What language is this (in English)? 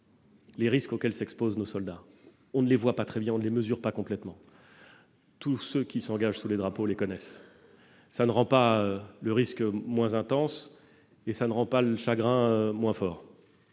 French